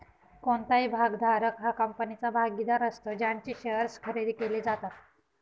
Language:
Marathi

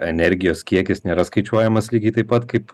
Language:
Lithuanian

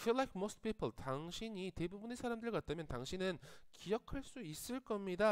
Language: Korean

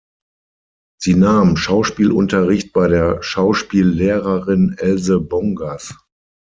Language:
German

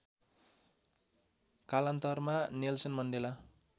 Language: Nepali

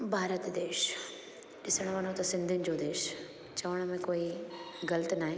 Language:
Sindhi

